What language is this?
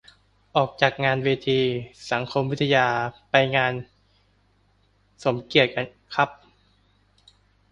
Thai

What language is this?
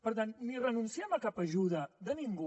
Catalan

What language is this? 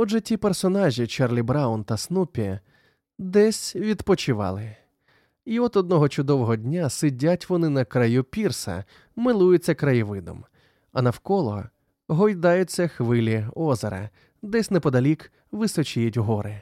Ukrainian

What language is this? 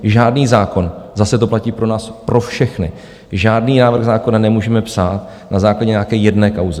Czech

